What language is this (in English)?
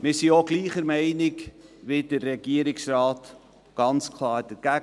Swiss German